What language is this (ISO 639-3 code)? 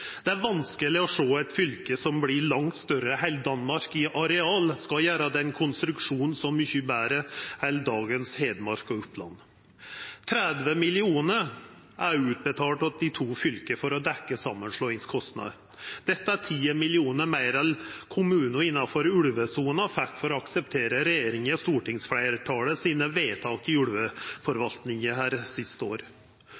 nno